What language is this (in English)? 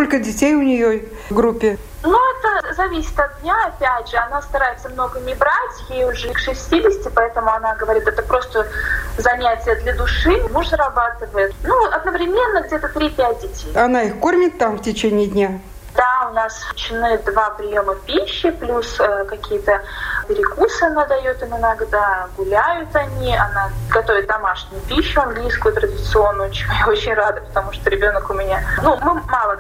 Russian